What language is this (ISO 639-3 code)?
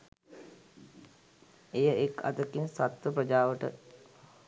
sin